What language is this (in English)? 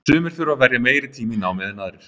Icelandic